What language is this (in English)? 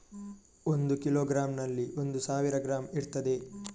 Kannada